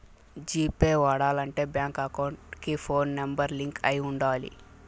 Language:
Telugu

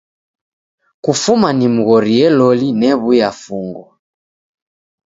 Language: Taita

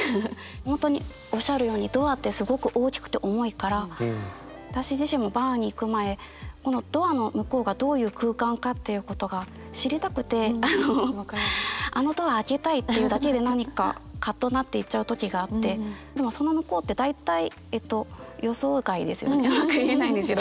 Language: Japanese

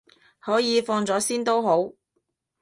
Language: Cantonese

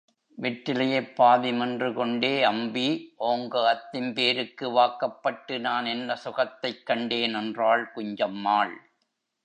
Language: Tamil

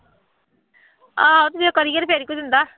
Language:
Punjabi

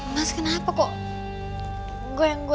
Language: Indonesian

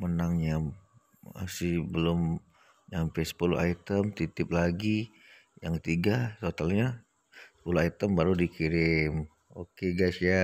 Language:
Indonesian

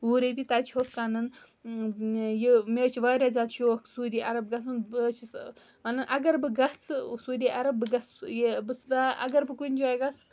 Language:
Kashmiri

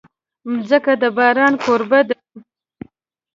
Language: Pashto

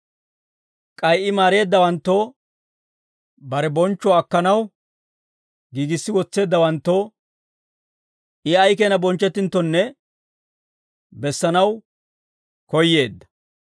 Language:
Dawro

